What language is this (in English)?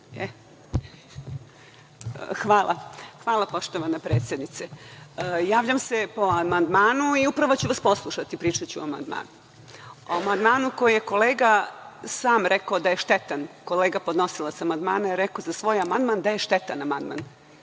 Serbian